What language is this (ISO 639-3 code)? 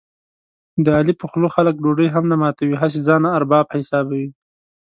pus